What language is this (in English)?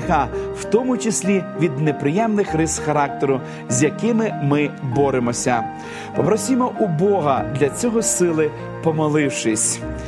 Ukrainian